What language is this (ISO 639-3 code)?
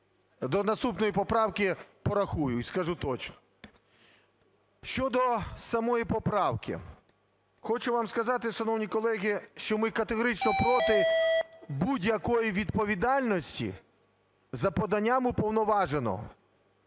ukr